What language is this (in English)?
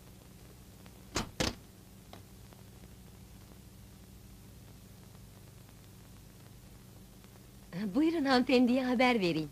Turkish